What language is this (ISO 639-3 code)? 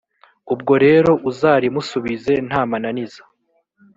kin